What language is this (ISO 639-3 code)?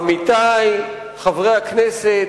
heb